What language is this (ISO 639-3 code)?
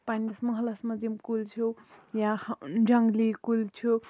kas